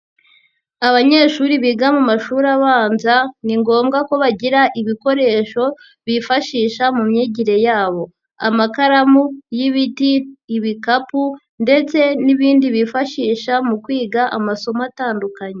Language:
Kinyarwanda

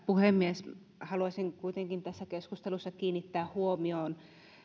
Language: Finnish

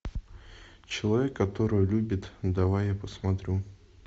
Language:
Russian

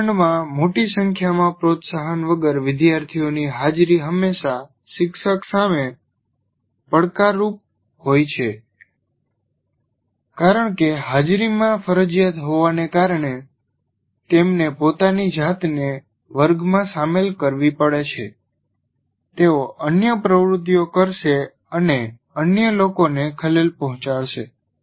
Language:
Gujarati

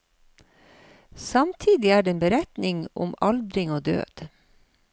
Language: Norwegian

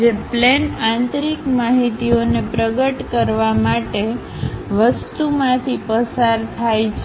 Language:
Gujarati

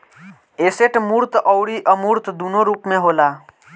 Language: Bhojpuri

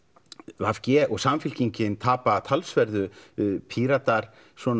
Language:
Icelandic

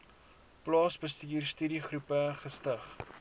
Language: Afrikaans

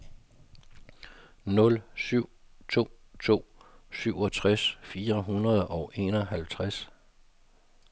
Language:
Danish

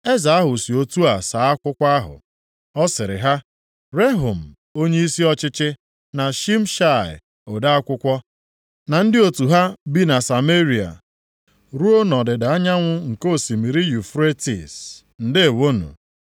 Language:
Igbo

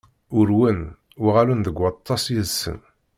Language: Kabyle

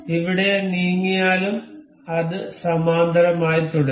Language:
Malayalam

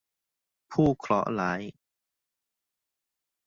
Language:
Thai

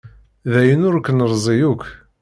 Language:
Kabyle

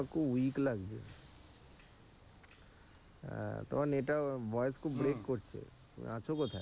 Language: Bangla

